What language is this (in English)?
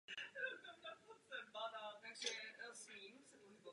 Czech